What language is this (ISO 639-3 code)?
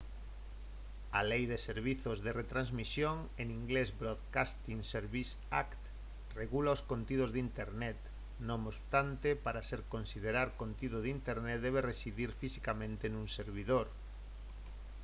glg